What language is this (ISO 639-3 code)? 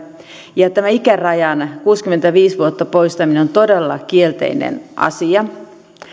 fin